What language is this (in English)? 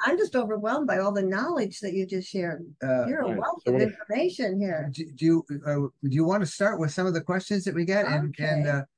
English